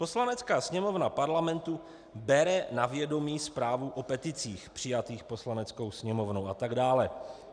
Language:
Czech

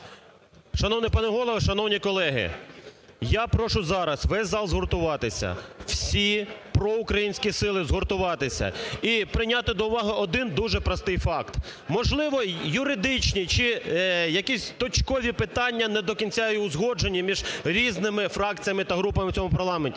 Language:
Ukrainian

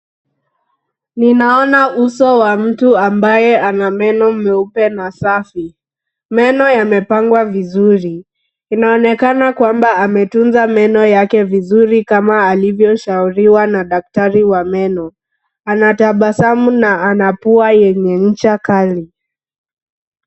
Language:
Swahili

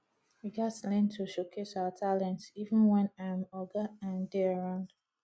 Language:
Nigerian Pidgin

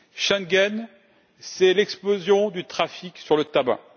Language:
French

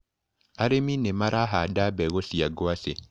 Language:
Kikuyu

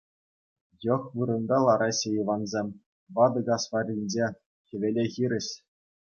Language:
Chuvash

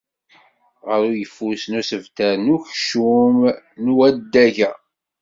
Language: Kabyle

